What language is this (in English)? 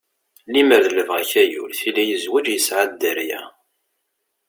Kabyle